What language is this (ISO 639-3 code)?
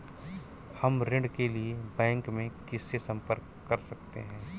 hin